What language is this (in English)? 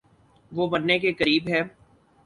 Urdu